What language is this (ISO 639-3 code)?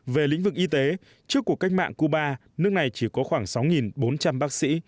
vie